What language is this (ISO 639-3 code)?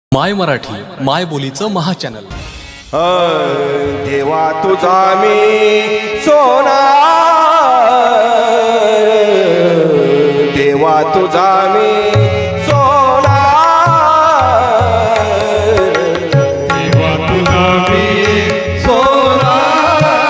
mar